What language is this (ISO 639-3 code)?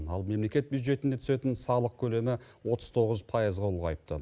kaz